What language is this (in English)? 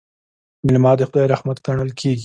Pashto